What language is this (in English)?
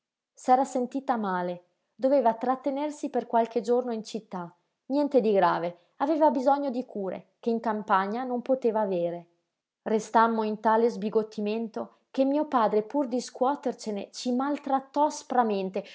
Italian